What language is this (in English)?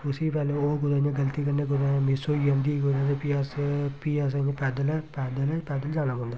Dogri